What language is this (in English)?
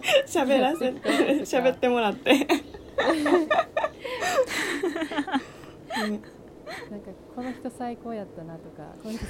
Japanese